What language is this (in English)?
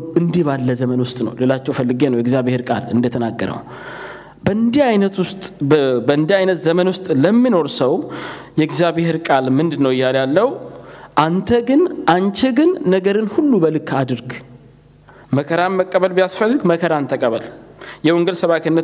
Amharic